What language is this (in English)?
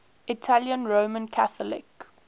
English